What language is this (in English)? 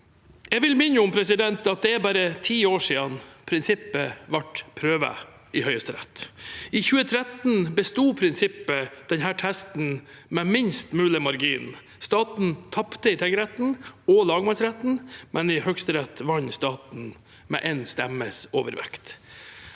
Norwegian